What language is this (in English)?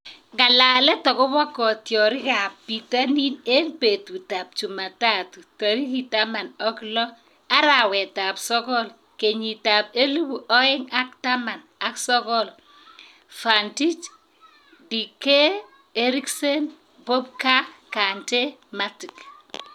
Kalenjin